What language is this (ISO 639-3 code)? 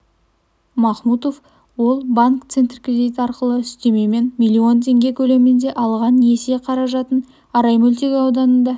kaz